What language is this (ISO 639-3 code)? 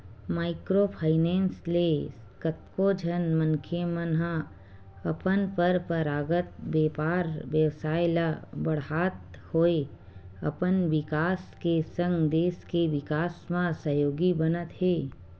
hne